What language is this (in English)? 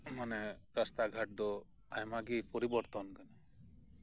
Santali